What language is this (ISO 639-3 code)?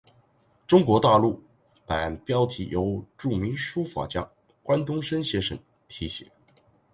zho